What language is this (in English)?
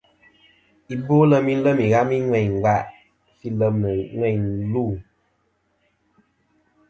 Kom